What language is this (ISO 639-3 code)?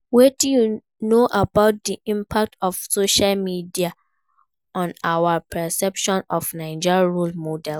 pcm